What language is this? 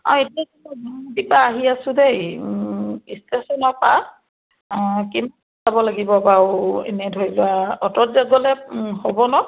Assamese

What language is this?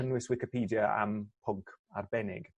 Welsh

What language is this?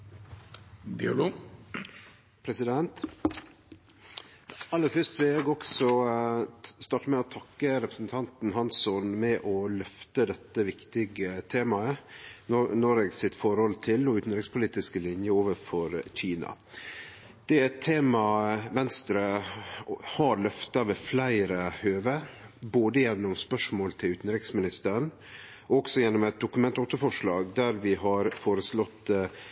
Norwegian Nynorsk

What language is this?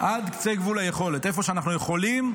Hebrew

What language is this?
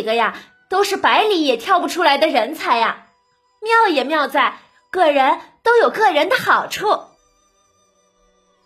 Chinese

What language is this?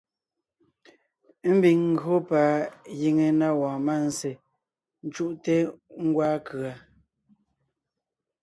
Ngiemboon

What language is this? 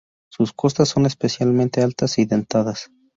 Spanish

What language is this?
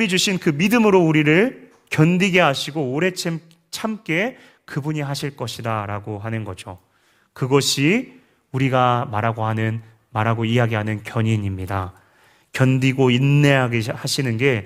Korean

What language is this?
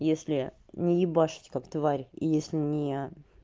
Russian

